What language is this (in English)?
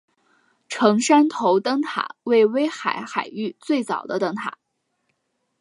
Chinese